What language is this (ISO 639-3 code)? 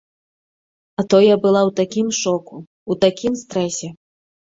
bel